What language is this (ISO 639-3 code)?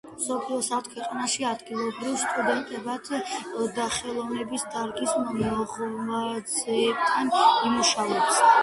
kat